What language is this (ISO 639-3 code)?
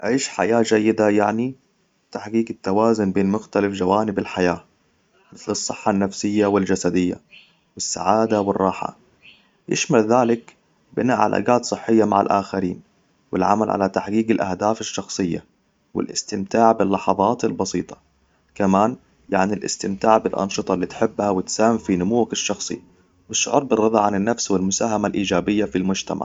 acw